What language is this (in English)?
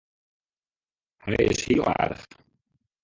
Western Frisian